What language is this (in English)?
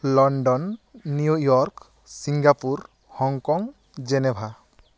Santali